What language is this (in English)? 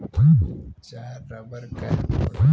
Bhojpuri